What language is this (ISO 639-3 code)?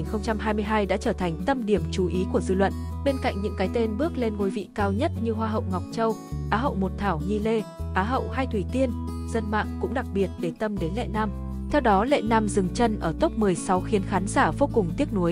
vie